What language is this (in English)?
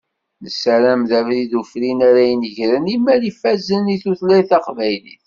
Kabyle